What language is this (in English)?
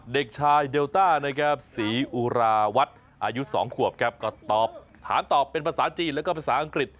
Thai